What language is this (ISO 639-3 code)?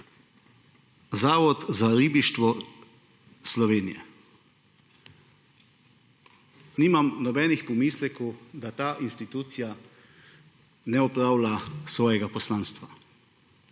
slv